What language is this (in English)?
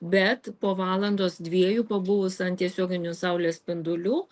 Lithuanian